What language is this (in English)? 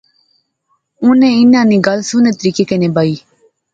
Pahari-Potwari